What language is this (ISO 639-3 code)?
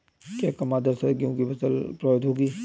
hin